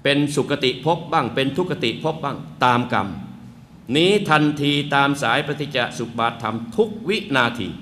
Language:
Thai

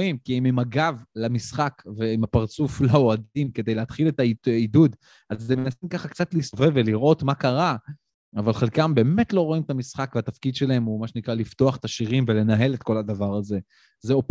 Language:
Hebrew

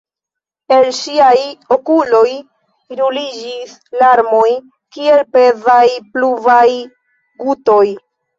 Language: Esperanto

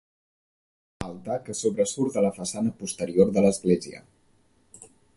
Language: Catalan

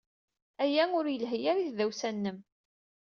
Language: Kabyle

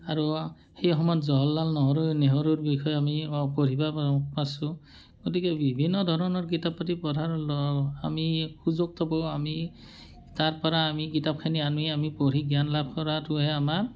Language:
Assamese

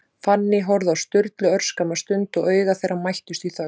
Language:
Icelandic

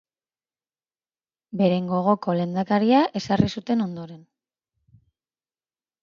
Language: Basque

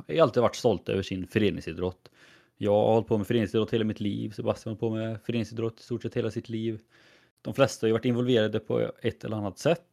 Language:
Swedish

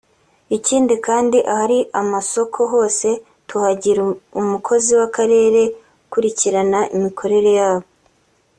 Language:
Kinyarwanda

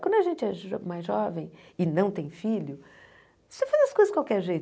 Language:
Portuguese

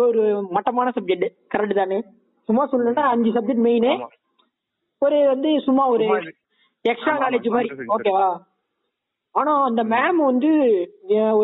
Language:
Tamil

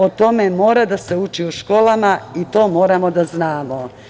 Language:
Serbian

